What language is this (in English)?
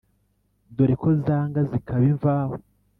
Kinyarwanda